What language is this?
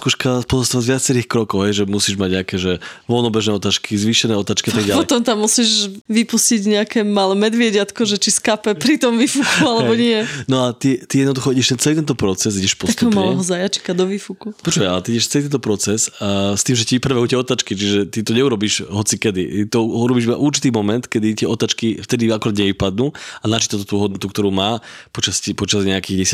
Slovak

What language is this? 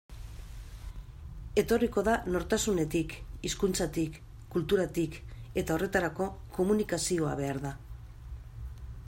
Basque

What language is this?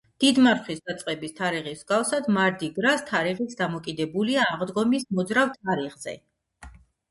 Georgian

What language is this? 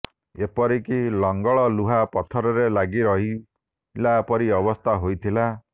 Odia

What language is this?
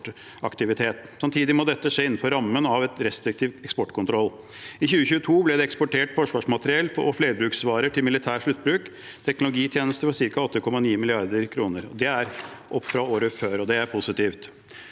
Norwegian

